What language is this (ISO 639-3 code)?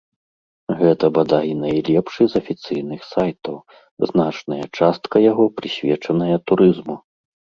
bel